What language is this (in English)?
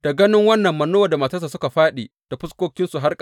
Hausa